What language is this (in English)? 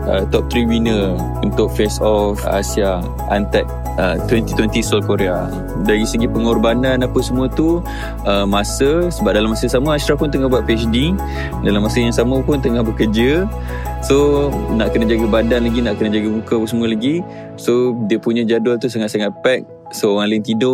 Malay